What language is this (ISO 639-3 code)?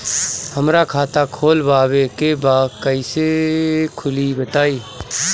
bho